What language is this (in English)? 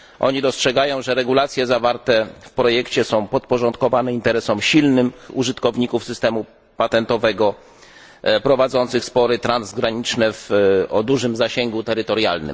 Polish